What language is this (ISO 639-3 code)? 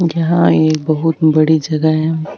mwr